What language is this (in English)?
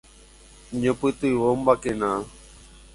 Guarani